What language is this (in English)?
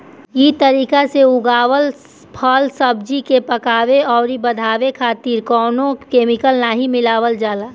Bhojpuri